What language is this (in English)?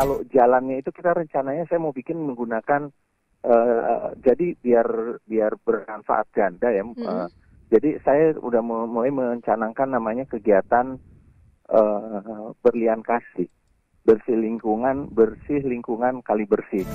Indonesian